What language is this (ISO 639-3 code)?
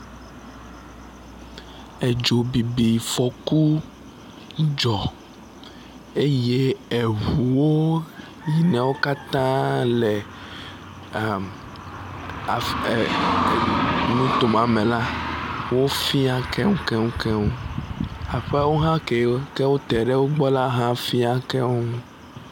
ewe